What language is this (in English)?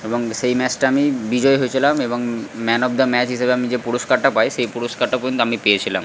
Bangla